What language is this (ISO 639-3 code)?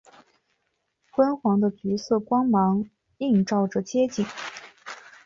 zho